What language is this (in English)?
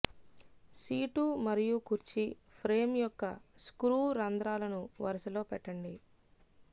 Telugu